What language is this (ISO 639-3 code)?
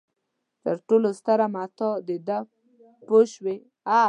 pus